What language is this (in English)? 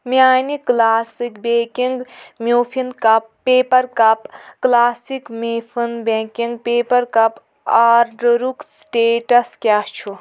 Kashmiri